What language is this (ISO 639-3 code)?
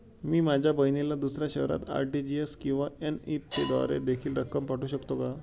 mar